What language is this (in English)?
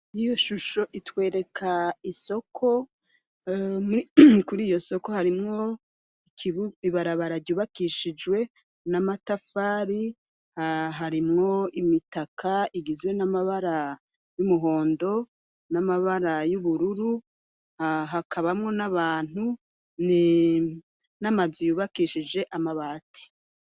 Rundi